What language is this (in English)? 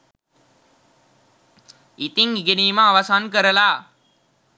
Sinhala